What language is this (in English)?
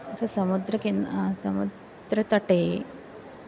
Sanskrit